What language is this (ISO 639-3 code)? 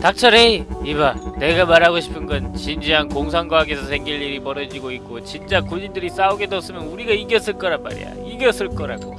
kor